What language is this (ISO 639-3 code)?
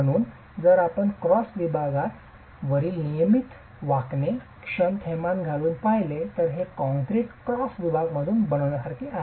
mar